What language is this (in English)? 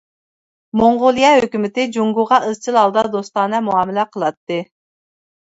Uyghur